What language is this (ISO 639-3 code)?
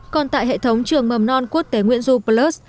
vie